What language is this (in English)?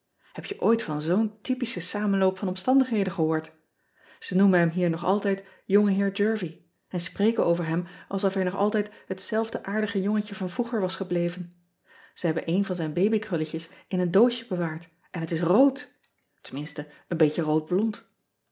Dutch